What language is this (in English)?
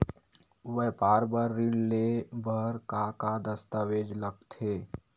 Chhattisgarhi